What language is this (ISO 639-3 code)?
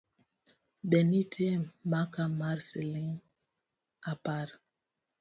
luo